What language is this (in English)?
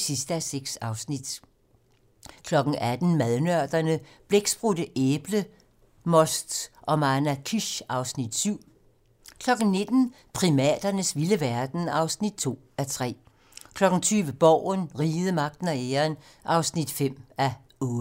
Danish